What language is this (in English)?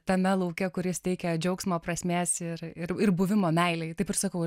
Lithuanian